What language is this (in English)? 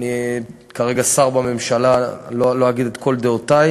Hebrew